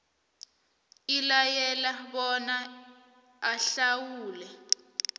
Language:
South Ndebele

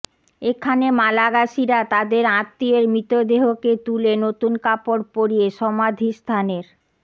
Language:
Bangla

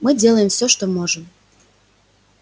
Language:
Russian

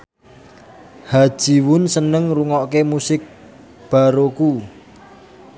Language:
Javanese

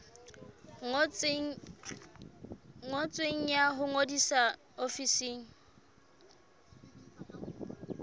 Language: Southern Sotho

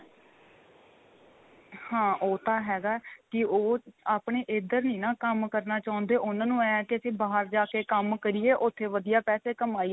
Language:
Punjabi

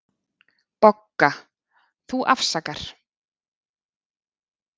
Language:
Icelandic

